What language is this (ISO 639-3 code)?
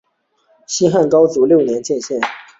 zho